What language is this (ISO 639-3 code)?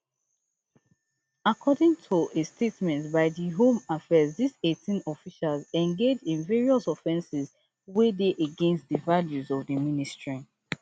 pcm